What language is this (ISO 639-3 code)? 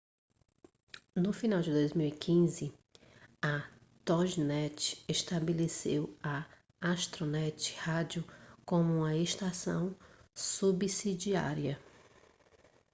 por